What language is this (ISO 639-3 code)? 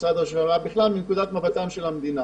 heb